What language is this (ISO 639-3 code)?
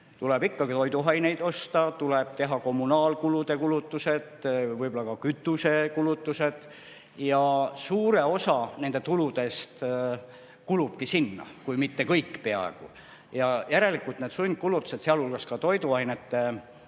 est